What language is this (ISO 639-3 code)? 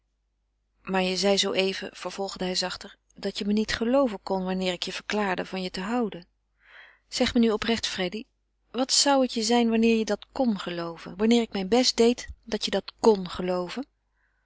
nld